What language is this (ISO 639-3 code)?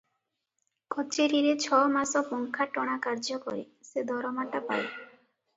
ori